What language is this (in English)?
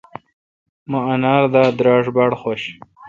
Kalkoti